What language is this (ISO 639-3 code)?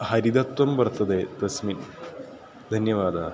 san